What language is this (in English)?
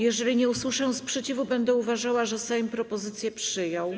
Polish